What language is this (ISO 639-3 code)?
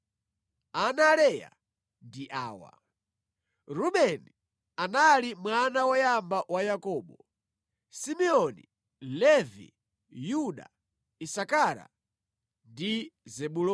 nya